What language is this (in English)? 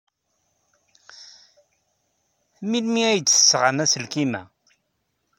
Kabyle